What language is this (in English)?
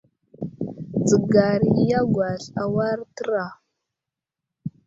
Wuzlam